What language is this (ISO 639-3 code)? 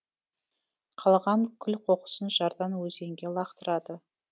kaz